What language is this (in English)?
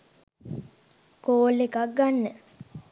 Sinhala